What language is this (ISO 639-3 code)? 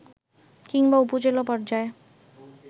ben